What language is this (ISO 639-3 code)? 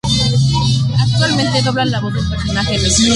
spa